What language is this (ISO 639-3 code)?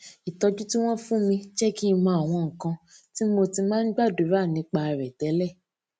yor